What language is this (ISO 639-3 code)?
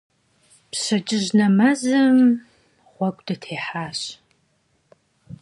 kbd